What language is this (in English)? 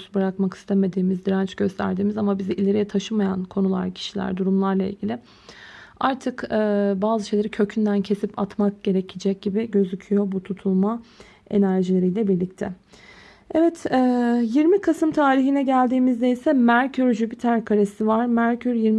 Turkish